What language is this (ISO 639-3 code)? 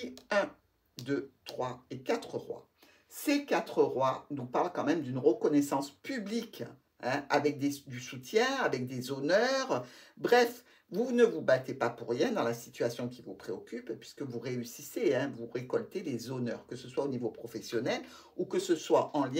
fra